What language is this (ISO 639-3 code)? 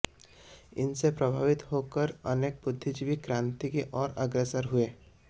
hin